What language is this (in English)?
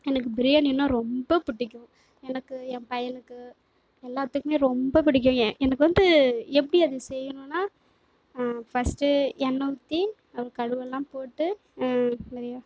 Tamil